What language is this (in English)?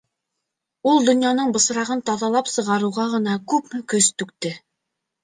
Bashkir